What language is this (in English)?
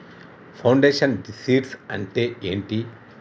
Telugu